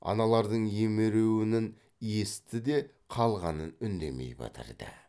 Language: Kazakh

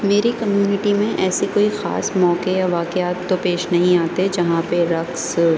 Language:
Urdu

